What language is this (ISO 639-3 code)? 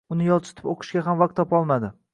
uzb